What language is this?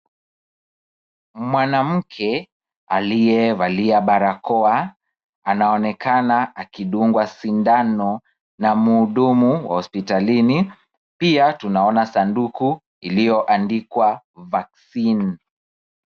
Swahili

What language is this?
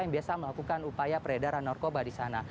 Indonesian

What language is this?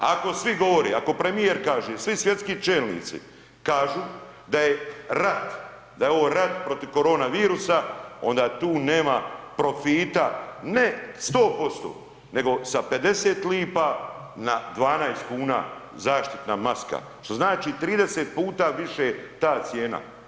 Croatian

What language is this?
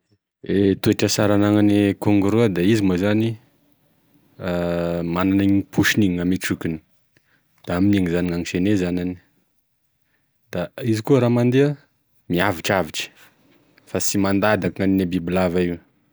Tesaka Malagasy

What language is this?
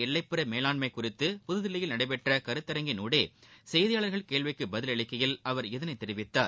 Tamil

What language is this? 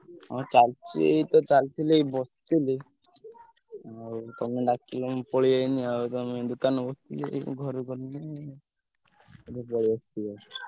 Odia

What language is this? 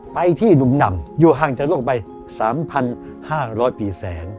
Thai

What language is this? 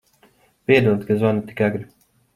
Latvian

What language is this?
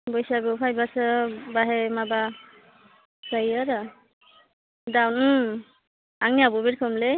Bodo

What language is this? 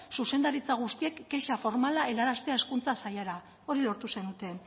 Basque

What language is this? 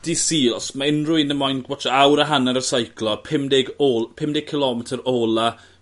Welsh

